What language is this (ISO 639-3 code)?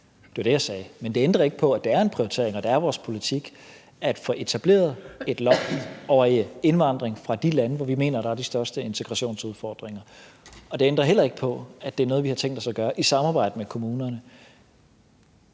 dan